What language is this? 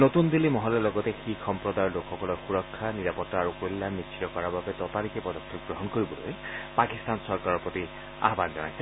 Assamese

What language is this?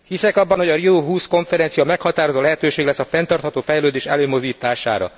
Hungarian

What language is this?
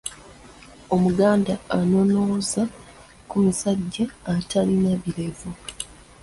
Ganda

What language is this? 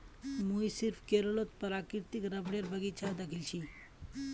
Magahi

